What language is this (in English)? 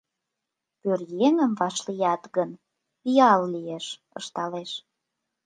Mari